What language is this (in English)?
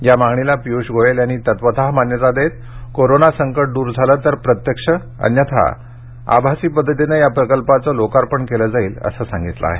Marathi